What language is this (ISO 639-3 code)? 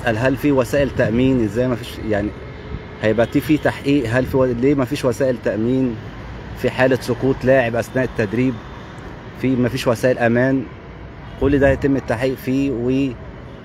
ara